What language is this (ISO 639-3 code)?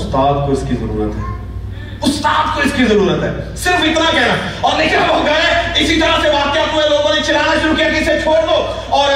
urd